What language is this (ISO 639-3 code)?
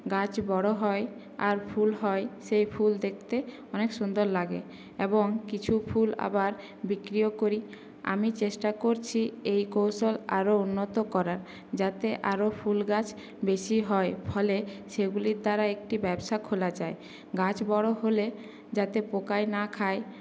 ben